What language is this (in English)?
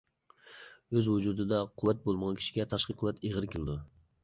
Uyghur